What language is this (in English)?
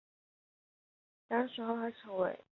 Chinese